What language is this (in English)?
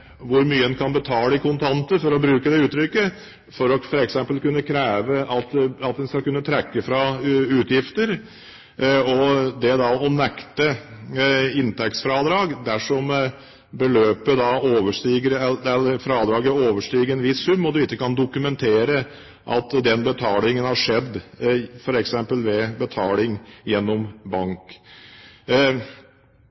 Norwegian Bokmål